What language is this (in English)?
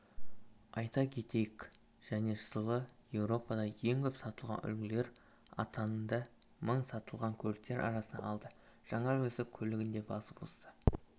Kazakh